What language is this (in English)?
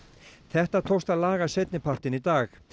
Icelandic